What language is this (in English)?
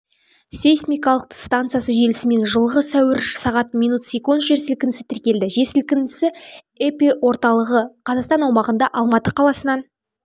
Kazakh